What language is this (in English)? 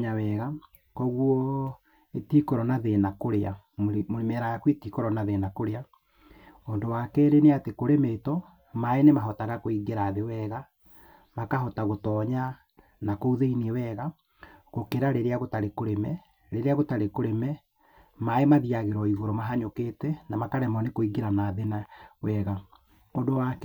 Kikuyu